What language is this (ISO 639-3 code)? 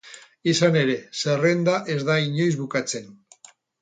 eus